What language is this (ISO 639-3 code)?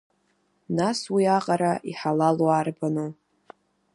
abk